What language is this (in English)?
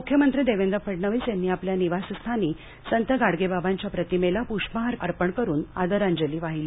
Marathi